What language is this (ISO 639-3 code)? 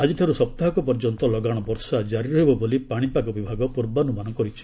ori